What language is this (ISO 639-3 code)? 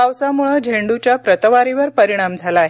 mar